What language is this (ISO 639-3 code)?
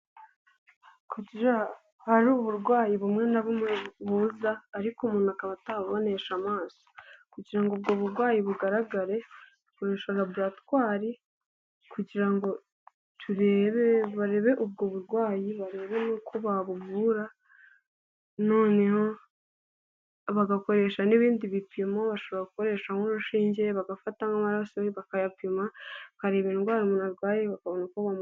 kin